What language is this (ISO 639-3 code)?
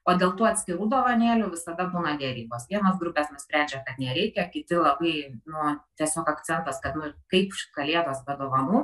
lit